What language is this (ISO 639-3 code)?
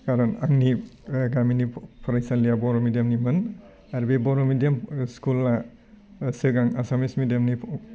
brx